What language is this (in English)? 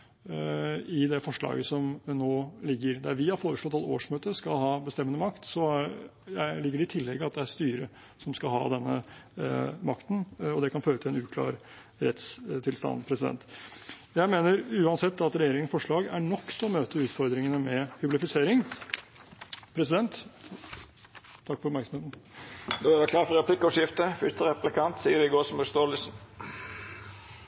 Norwegian